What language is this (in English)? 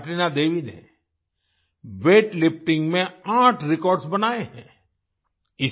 Hindi